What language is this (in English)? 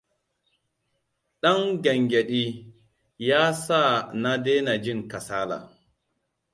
Hausa